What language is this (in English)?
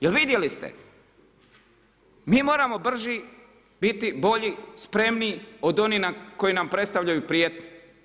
Croatian